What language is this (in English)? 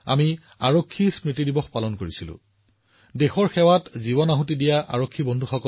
Assamese